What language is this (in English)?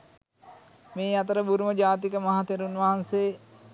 Sinhala